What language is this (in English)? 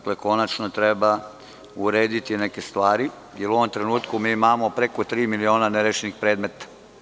Serbian